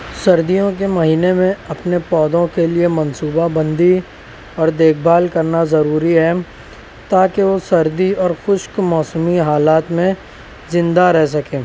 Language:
Urdu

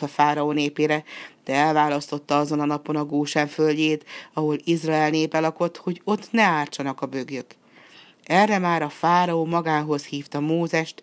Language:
Hungarian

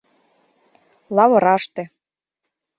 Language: Mari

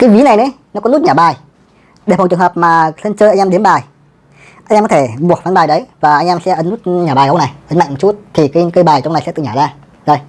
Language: Vietnamese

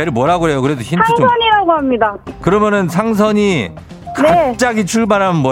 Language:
Korean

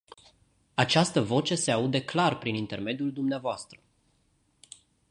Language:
Romanian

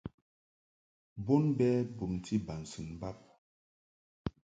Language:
Mungaka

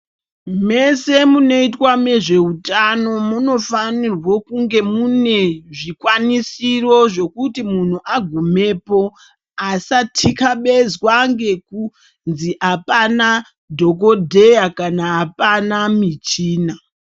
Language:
Ndau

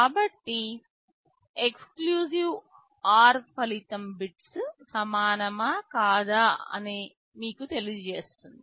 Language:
Telugu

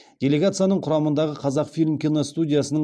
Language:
Kazakh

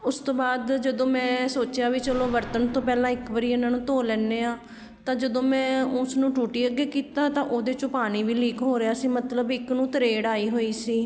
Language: Punjabi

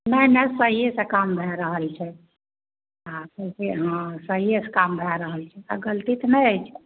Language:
Maithili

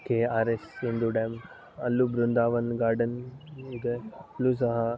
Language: Kannada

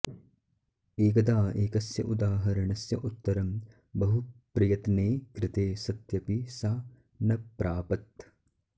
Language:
Sanskrit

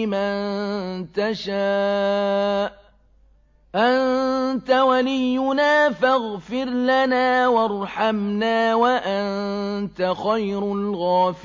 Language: Arabic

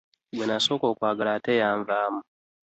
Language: Ganda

